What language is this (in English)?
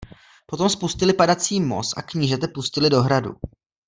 Czech